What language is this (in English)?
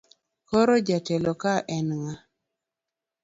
Luo (Kenya and Tanzania)